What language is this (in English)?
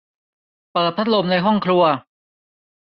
Thai